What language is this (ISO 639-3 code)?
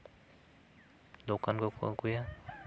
sat